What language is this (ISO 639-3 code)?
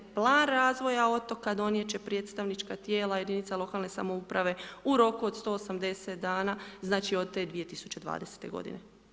hrv